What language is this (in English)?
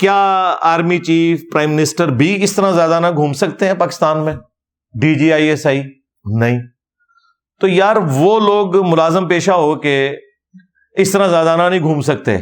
Urdu